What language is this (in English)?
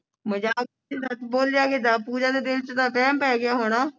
Punjabi